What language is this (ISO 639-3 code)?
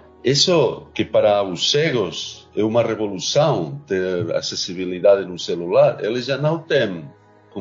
por